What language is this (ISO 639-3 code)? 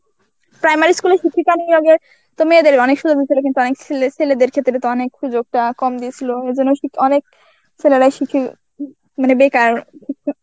ben